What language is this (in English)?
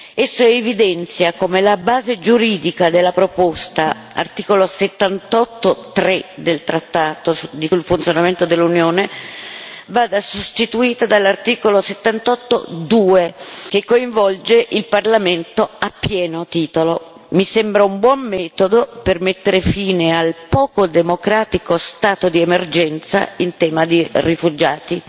Italian